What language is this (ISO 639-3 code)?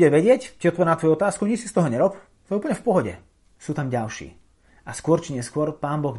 slk